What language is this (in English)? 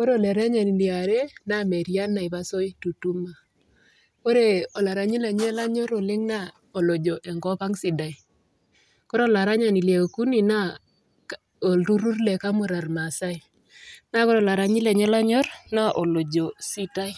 Masai